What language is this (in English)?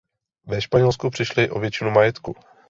Czech